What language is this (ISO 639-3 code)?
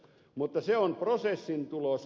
fin